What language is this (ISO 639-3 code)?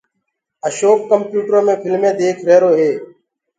ggg